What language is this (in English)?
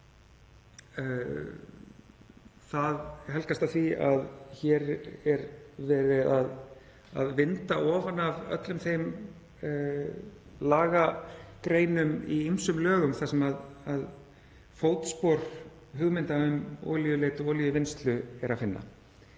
Icelandic